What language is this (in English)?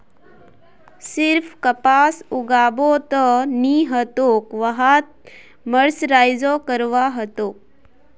Magahi